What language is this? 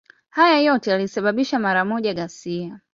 Swahili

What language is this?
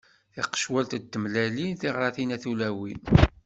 Kabyle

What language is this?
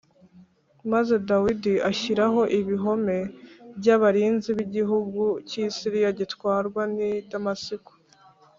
Kinyarwanda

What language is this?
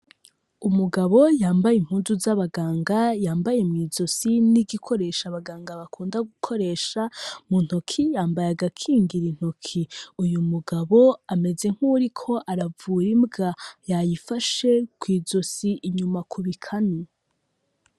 Rundi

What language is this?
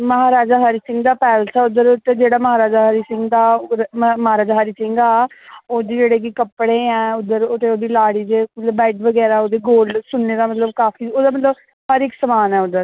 Dogri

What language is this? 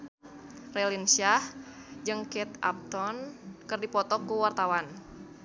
Sundanese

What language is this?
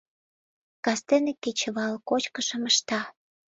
Mari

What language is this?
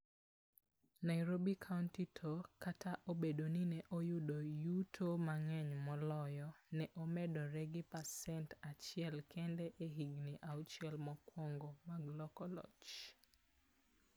Luo (Kenya and Tanzania)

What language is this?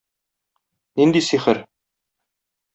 Tatar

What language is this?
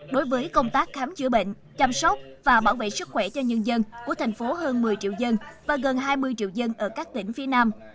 Vietnamese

